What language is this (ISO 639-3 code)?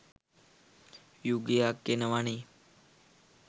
sin